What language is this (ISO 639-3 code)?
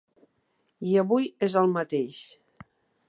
cat